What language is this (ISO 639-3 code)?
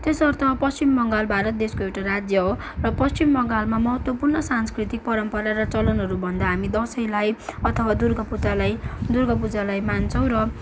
nep